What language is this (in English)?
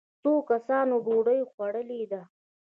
Pashto